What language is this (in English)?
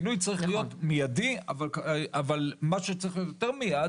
Hebrew